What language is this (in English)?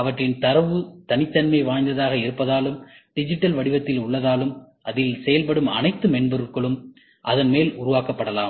Tamil